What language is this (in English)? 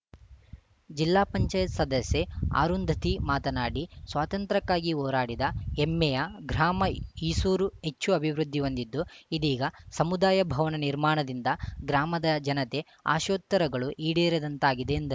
Kannada